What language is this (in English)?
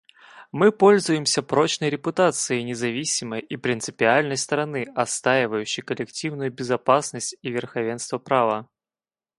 Russian